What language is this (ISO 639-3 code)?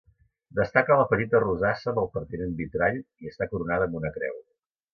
cat